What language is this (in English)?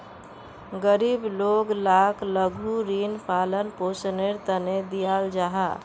Magahi